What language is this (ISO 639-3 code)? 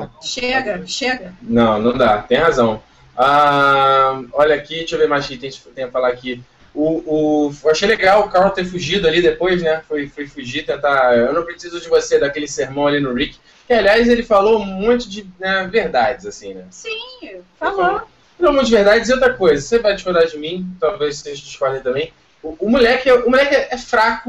por